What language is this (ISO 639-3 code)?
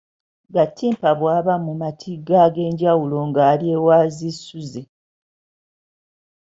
lug